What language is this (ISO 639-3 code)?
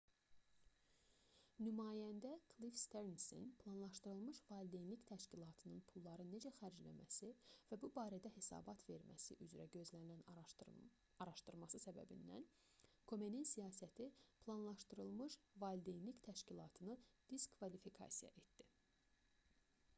aze